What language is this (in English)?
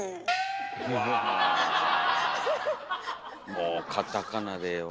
Japanese